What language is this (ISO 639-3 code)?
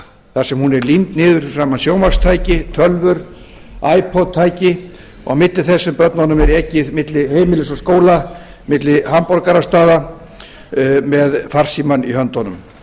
isl